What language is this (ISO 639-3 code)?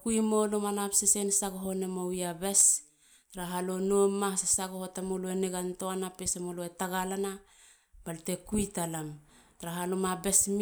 hla